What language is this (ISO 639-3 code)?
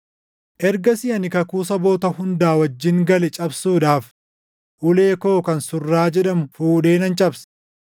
orm